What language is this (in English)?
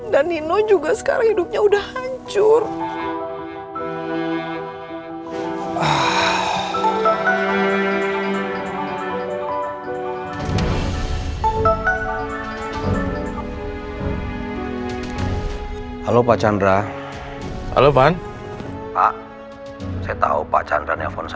Indonesian